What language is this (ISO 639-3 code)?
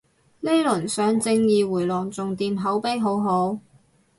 yue